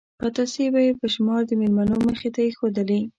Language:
Pashto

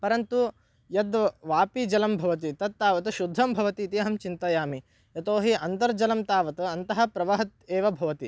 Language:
Sanskrit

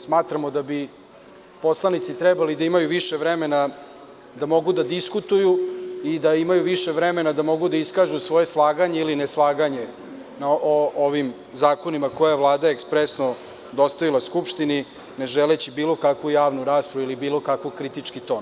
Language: Serbian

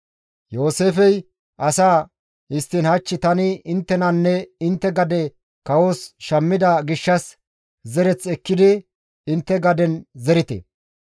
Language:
Gamo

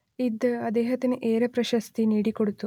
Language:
Malayalam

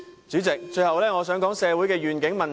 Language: Cantonese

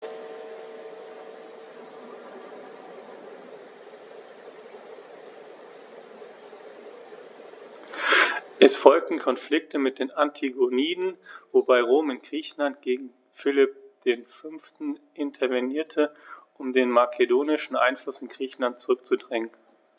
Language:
German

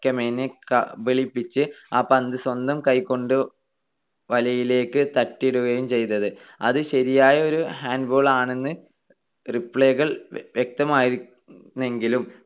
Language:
Malayalam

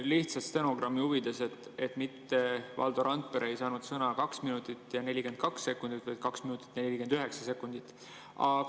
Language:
Estonian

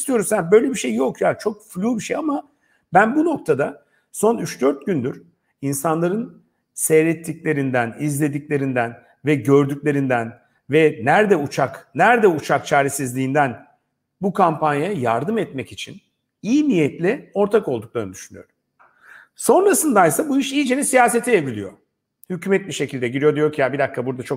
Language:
Turkish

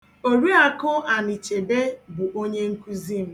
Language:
Igbo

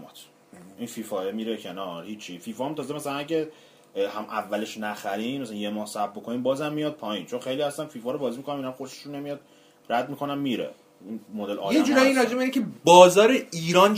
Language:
Persian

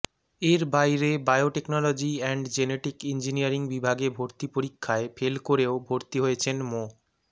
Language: Bangla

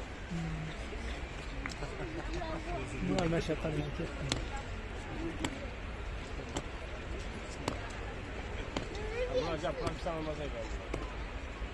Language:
Uzbek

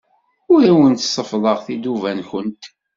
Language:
Kabyle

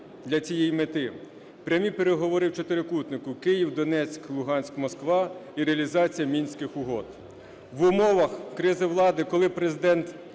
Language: Ukrainian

